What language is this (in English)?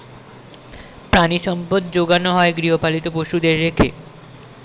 Bangla